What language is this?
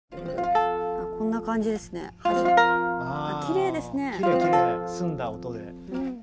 Japanese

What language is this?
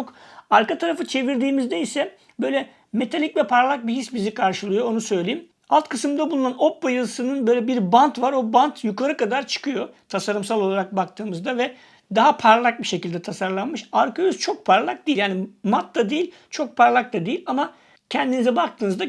Turkish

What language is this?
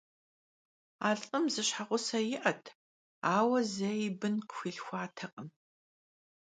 Kabardian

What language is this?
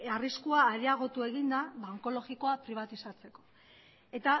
Basque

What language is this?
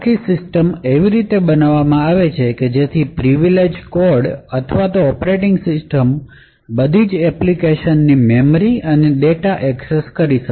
Gujarati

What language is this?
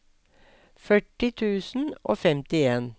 Norwegian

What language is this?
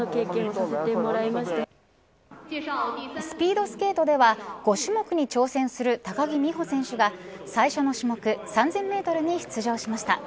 Japanese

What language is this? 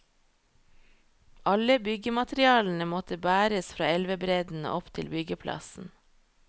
Norwegian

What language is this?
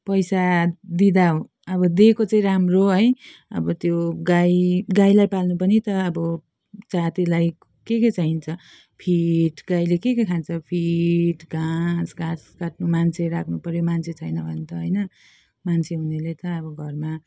Nepali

